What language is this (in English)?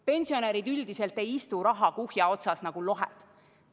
Estonian